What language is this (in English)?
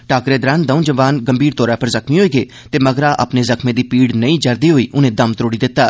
Dogri